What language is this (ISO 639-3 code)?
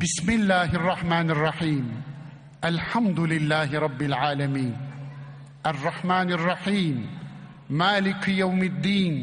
tur